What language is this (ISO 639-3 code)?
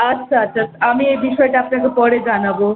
ben